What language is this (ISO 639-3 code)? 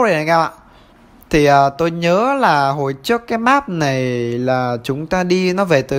vie